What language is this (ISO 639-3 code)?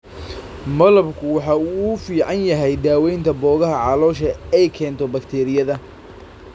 som